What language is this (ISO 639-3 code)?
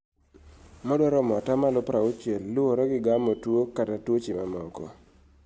luo